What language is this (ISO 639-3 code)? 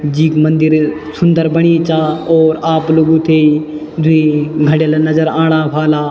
gbm